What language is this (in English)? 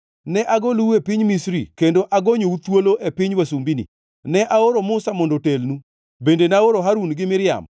Luo (Kenya and Tanzania)